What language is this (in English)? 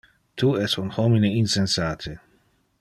Interlingua